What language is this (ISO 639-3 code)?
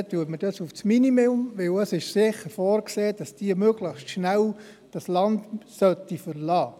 gsw